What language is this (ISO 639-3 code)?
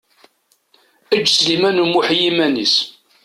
kab